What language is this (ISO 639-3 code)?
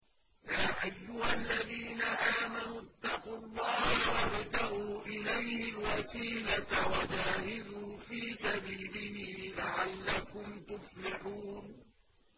ara